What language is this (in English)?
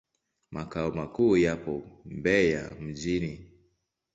Swahili